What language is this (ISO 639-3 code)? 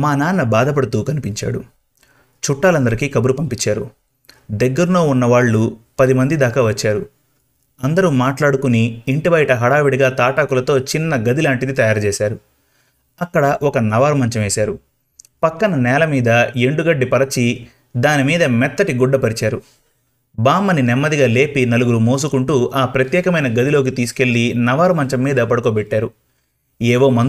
tel